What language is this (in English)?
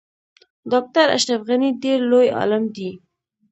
Pashto